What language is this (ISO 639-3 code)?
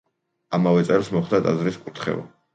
kat